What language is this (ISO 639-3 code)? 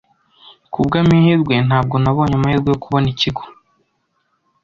kin